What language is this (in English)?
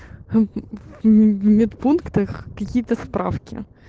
Russian